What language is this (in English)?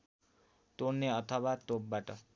Nepali